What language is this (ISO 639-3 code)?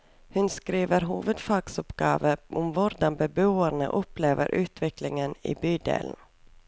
nor